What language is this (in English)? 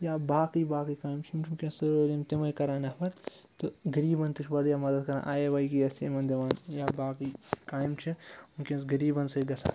Kashmiri